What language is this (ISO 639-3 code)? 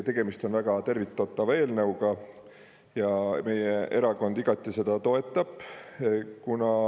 est